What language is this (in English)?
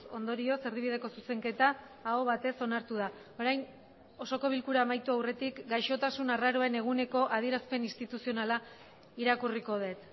Basque